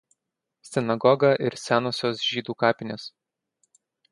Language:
Lithuanian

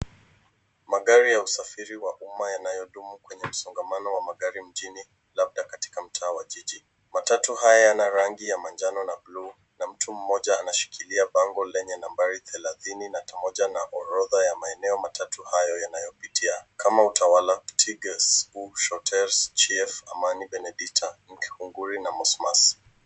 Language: Swahili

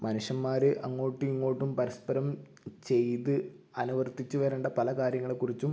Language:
Malayalam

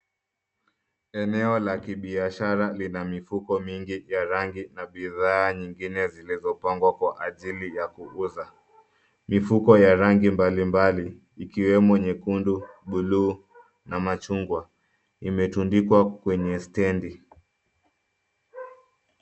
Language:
Swahili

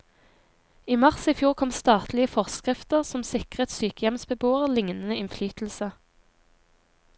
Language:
Norwegian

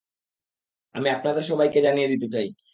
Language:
Bangla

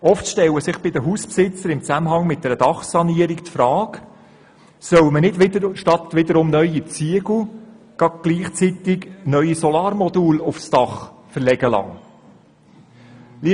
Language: Swiss German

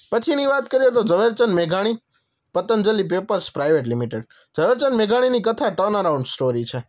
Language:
Gujarati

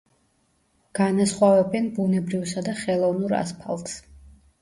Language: Georgian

